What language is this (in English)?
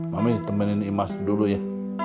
Indonesian